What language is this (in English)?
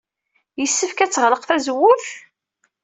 Kabyle